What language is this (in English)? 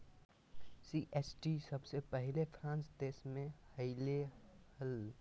Magahi